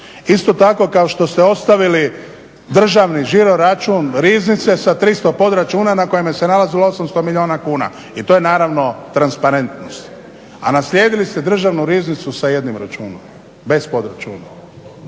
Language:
Croatian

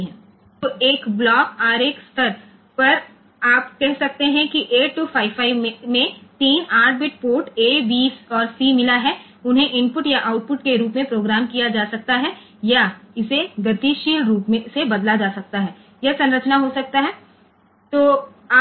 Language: Gujarati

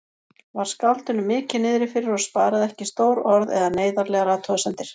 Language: Icelandic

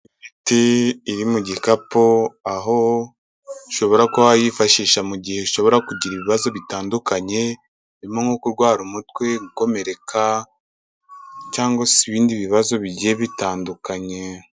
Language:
Kinyarwanda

